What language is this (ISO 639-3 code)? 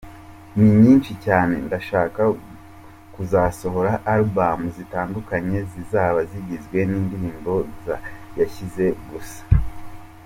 kin